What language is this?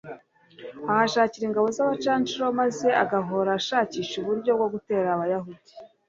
Kinyarwanda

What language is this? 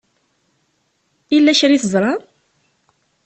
Kabyle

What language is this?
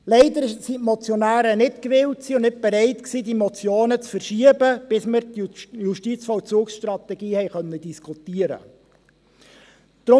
Swiss German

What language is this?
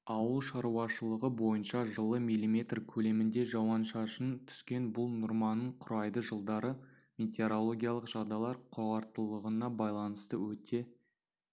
Kazakh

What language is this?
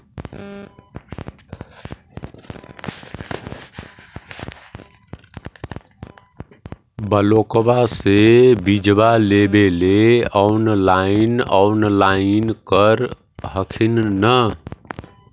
Magahi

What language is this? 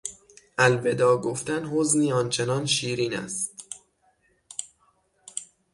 Persian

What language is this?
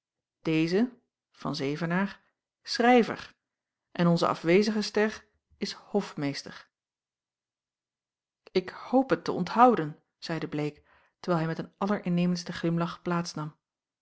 Dutch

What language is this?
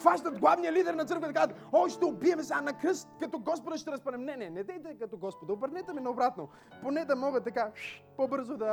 Bulgarian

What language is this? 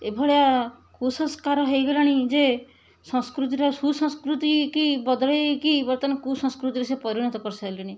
Odia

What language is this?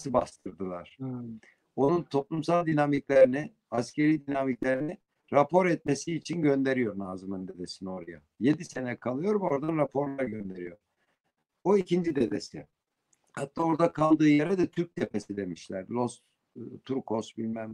Turkish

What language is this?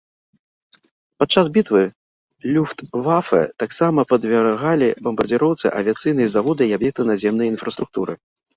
Belarusian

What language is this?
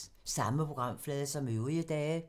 Danish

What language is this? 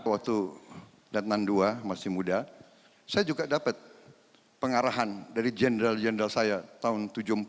Indonesian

